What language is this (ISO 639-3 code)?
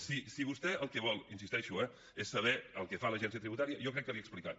cat